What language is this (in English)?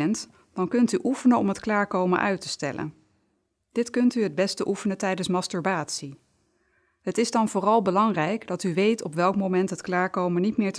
Dutch